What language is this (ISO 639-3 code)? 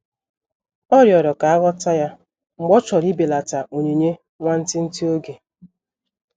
ibo